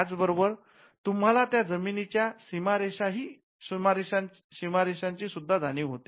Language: Marathi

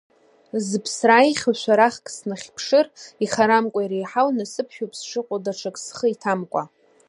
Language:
Abkhazian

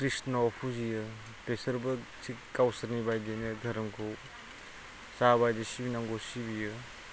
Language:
Bodo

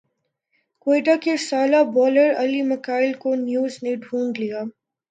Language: Urdu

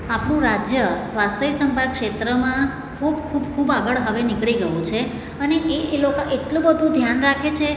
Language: Gujarati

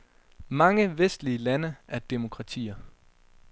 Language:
Danish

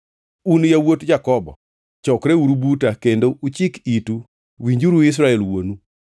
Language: Luo (Kenya and Tanzania)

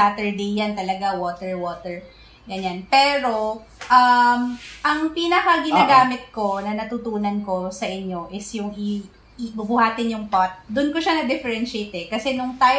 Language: Filipino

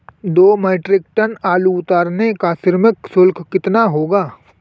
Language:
Hindi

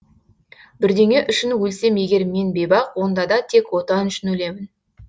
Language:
Kazakh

